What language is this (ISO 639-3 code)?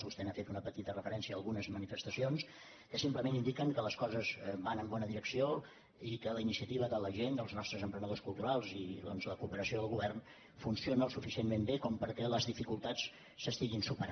cat